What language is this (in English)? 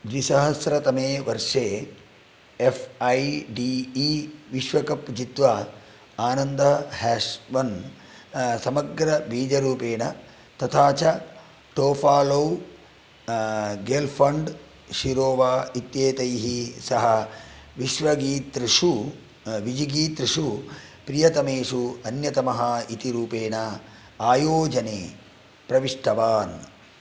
Sanskrit